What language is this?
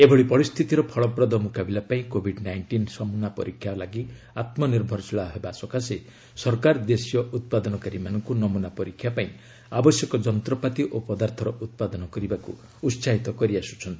Odia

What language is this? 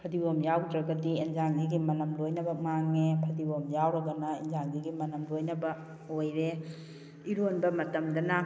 Manipuri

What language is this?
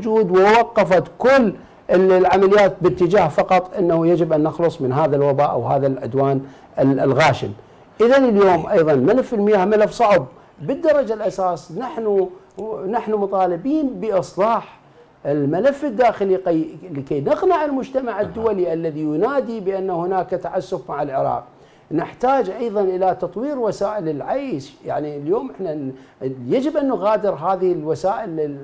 Arabic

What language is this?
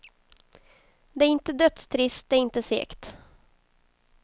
Swedish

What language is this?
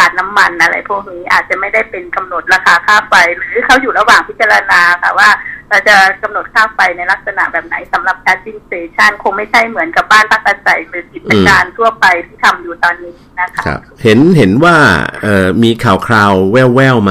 Thai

